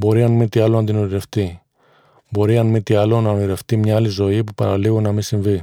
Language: Greek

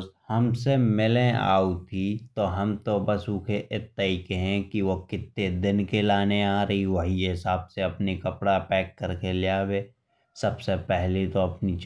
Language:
Bundeli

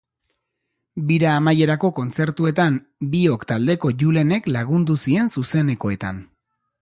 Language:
Basque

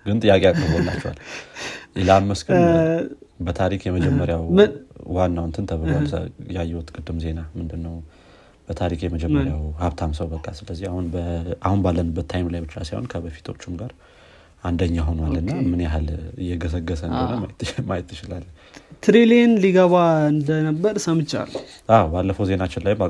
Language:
Amharic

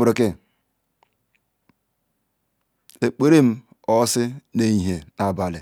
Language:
Ikwere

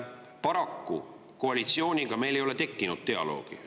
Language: Estonian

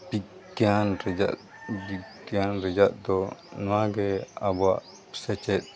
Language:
Santali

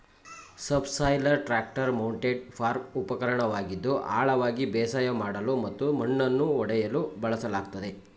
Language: Kannada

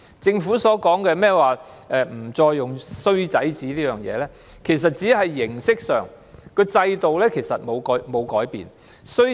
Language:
Cantonese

